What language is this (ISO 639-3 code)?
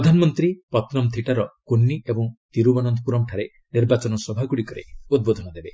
ori